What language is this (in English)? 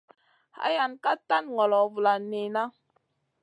Masana